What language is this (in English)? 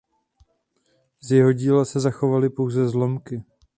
Czech